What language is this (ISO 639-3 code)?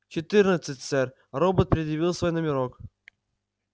rus